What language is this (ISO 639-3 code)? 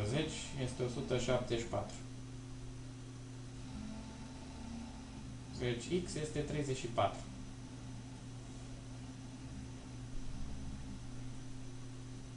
ron